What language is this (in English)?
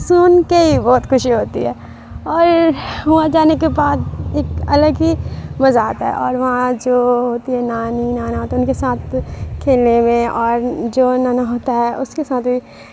Urdu